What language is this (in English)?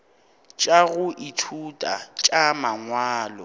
Northern Sotho